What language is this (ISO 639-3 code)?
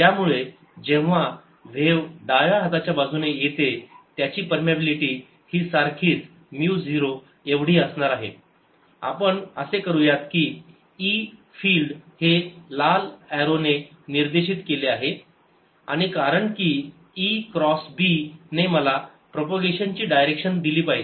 mar